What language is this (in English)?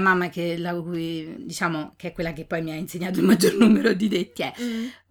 Italian